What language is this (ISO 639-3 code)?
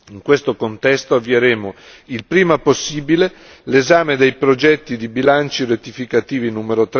ita